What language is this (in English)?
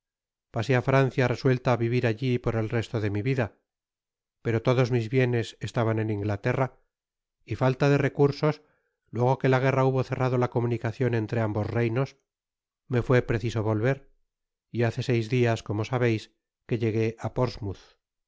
Spanish